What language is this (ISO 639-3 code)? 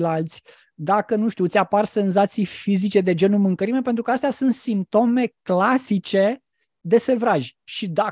ron